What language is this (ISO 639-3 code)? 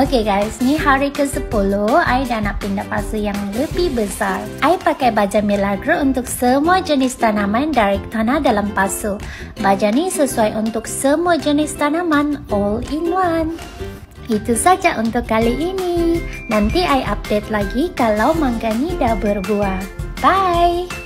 msa